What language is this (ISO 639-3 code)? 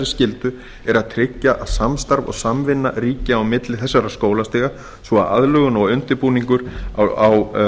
isl